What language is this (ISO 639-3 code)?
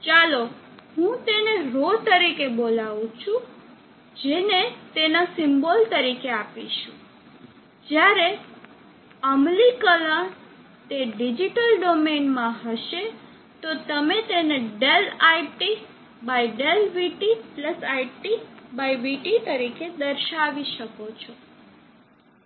guj